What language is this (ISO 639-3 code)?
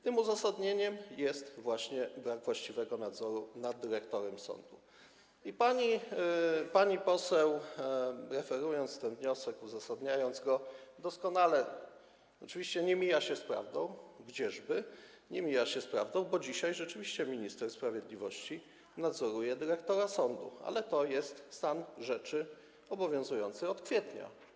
pol